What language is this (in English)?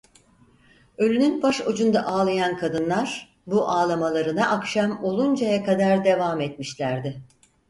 Turkish